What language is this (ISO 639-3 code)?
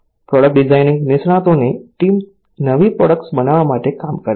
guj